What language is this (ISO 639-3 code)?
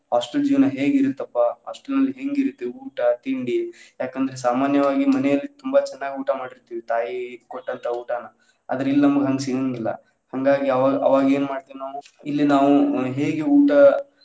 kan